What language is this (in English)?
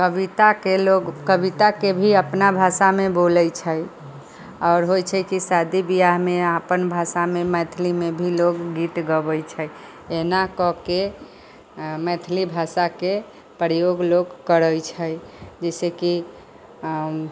Maithili